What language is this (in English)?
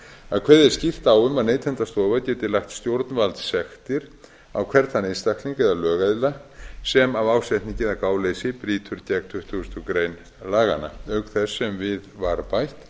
Icelandic